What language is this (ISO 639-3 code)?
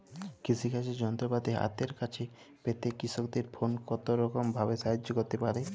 ben